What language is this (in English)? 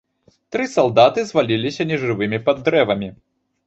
Belarusian